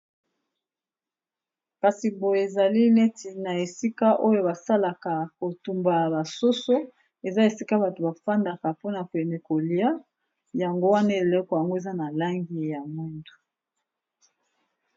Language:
Lingala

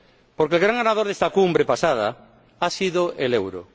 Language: Spanish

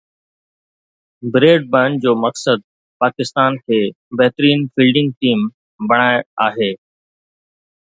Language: Sindhi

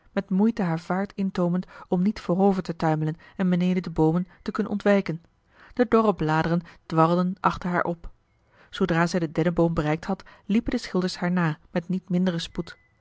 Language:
Dutch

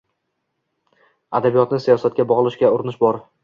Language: Uzbek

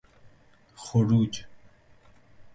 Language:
Persian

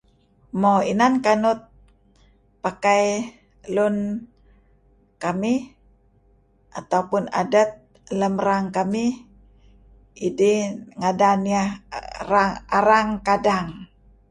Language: Kelabit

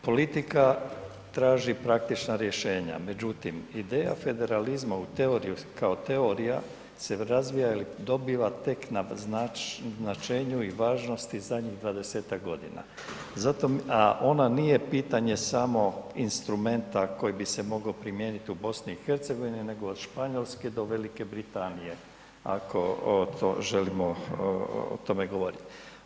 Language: Croatian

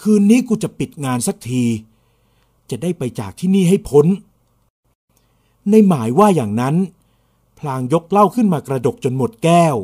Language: Thai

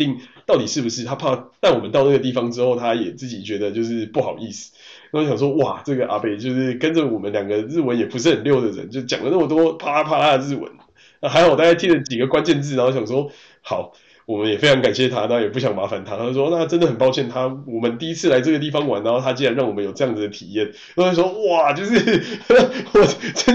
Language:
Chinese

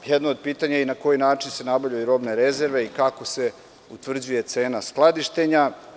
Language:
Serbian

